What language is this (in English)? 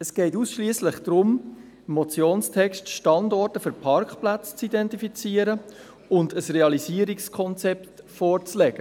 Swiss German